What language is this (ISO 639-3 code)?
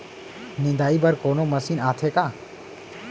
hne